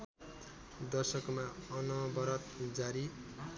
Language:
Nepali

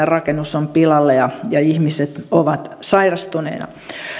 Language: Finnish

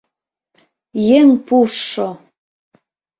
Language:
Mari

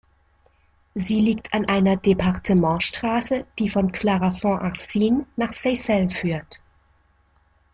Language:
German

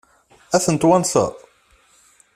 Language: Kabyle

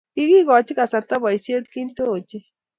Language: Kalenjin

